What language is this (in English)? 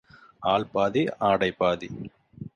Tamil